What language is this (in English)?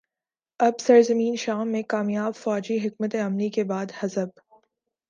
Urdu